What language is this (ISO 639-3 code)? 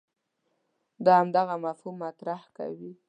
pus